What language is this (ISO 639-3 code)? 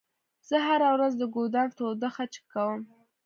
pus